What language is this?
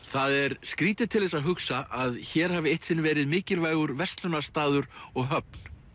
Icelandic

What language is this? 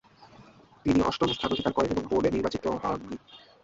Bangla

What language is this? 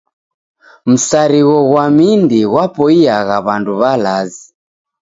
Taita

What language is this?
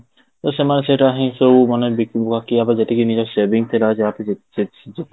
Odia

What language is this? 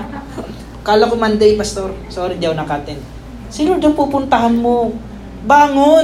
Filipino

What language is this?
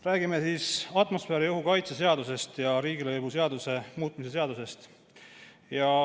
Estonian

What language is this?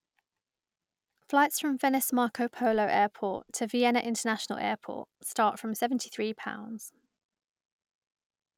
English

